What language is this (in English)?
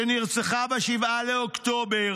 Hebrew